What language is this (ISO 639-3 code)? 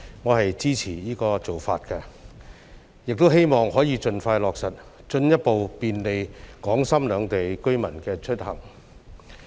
yue